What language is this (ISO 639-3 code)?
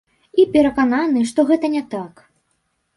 bel